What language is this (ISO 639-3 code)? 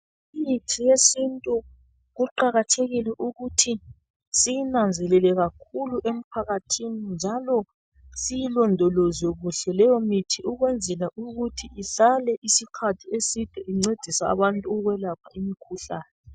nde